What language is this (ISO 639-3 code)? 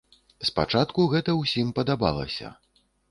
bel